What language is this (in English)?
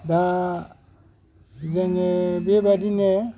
Bodo